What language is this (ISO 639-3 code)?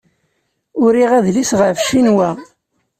kab